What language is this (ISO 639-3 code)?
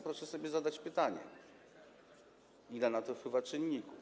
pol